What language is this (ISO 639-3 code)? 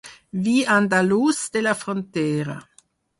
cat